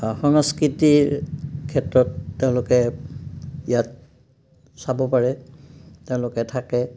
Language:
Assamese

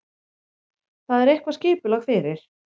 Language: Icelandic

